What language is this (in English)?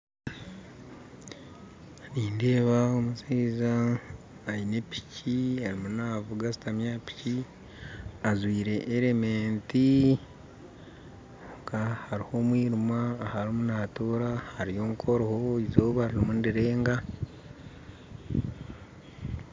Nyankole